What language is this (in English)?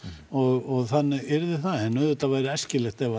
Icelandic